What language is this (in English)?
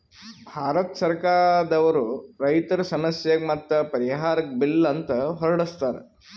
Kannada